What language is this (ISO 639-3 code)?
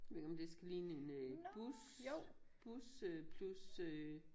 dan